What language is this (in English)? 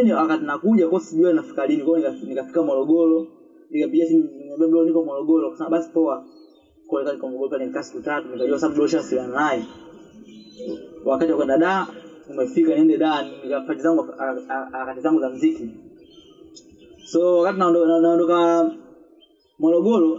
Swahili